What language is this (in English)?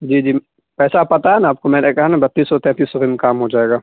Urdu